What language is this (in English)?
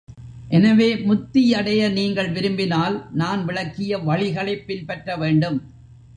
Tamil